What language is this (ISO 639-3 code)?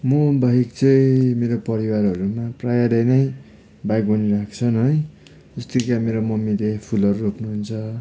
nep